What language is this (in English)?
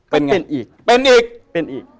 Thai